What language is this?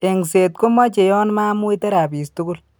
Kalenjin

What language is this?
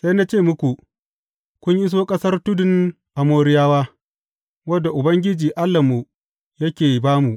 Hausa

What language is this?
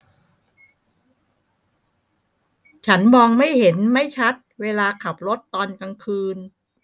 Thai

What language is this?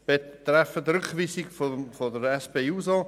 Swiss German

